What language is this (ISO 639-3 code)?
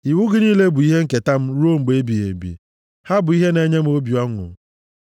ibo